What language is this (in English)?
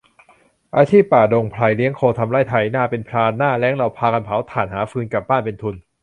Thai